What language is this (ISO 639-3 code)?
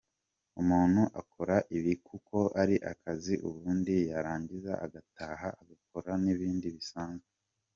kin